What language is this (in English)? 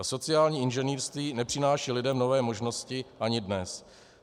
Czech